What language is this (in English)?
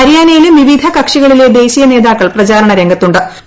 Malayalam